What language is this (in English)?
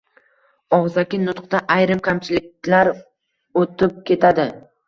Uzbek